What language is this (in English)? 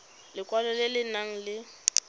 Tswana